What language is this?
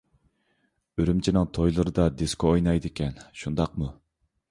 Uyghur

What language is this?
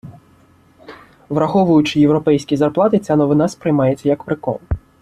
Ukrainian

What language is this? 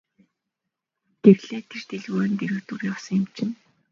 Mongolian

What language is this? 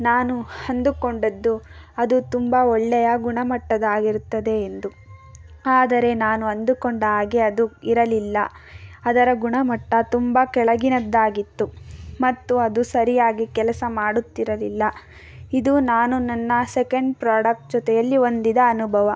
Kannada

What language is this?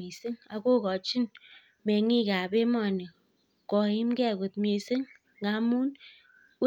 Kalenjin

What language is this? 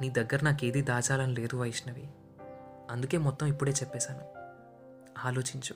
Telugu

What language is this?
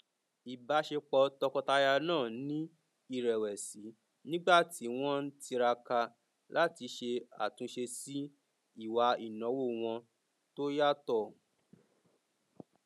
Yoruba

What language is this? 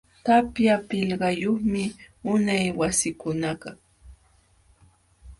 Jauja Wanca Quechua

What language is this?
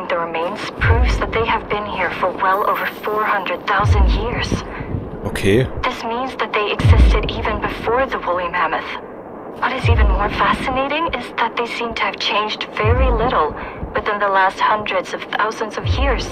German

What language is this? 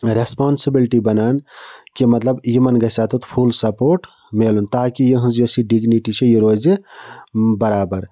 Kashmiri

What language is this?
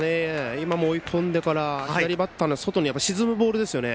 Japanese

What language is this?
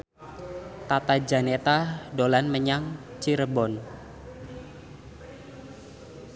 Javanese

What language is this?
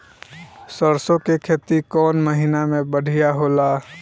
Bhojpuri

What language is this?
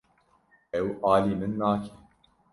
Kurdish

